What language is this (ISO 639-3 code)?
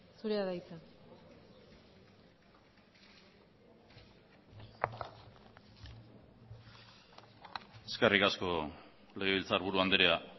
eus